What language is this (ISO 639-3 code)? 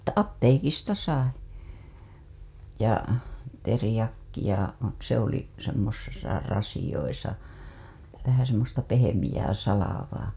fin